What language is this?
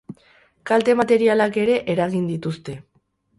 Basque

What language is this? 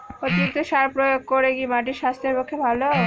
Bangla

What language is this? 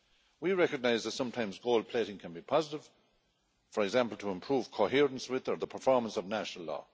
English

